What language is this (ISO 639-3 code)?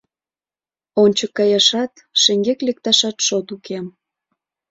chm